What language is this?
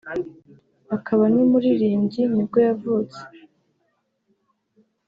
Kinyarwanda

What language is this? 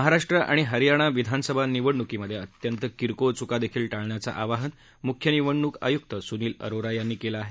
Marathi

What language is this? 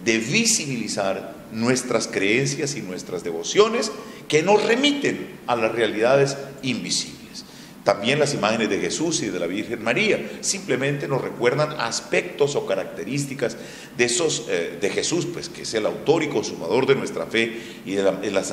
Spanish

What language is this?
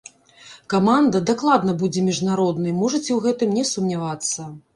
Belarusian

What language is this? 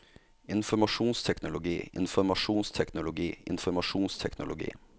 Norwegian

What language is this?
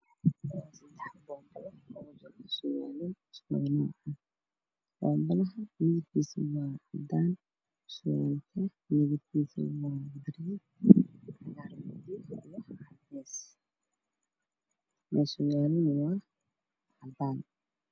Somali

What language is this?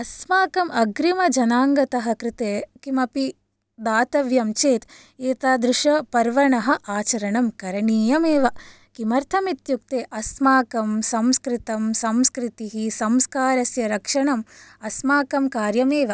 Sanskrit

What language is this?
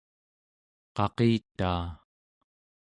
Central Yupik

